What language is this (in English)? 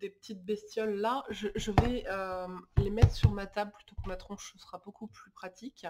French